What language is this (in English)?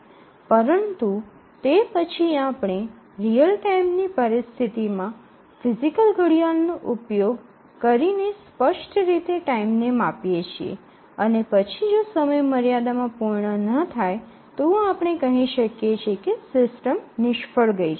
Gujarati